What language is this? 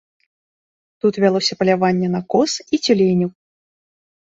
Belarusian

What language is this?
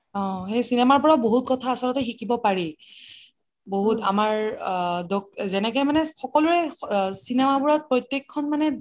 Assamese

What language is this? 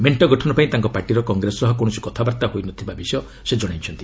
Odia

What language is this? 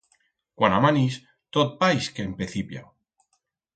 Aragonese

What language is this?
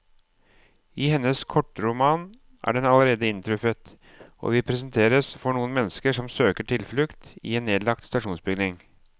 Norwegian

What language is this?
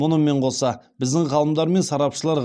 Kazakh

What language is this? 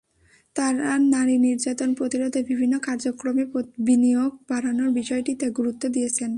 Bangla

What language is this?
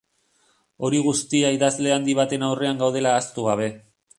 Basque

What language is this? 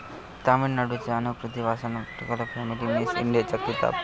Marathi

